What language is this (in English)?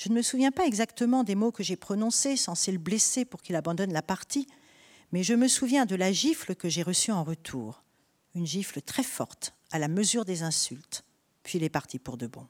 French